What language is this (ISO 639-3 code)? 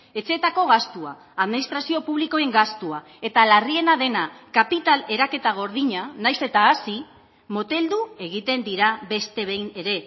eus